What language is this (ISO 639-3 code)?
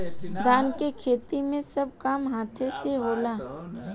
bho